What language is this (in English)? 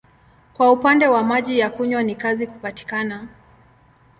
Swahili